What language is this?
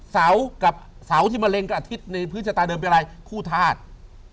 Thai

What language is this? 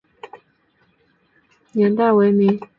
Chinese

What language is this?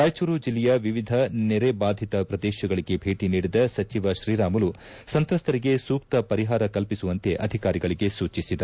Kannada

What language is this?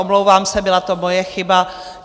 Czech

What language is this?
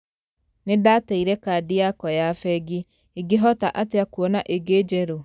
Kikuyu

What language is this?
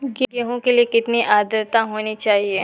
Hindi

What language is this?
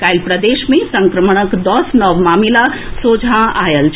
Maithili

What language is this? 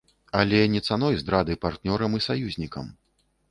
Belarusian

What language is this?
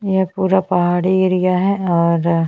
Hindi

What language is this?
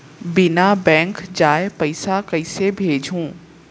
Chhattisgarhi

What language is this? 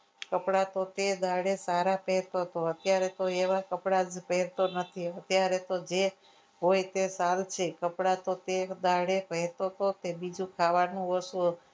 Gujarati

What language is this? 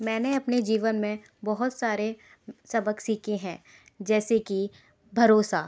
Hindi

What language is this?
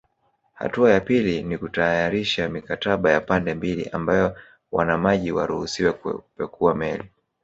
Swahili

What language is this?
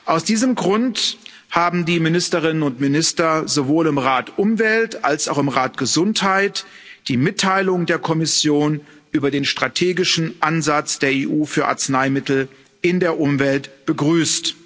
German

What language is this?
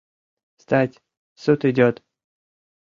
Mari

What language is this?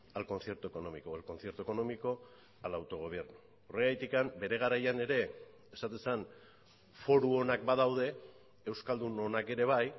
Basque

